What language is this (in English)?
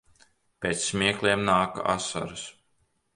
Latvian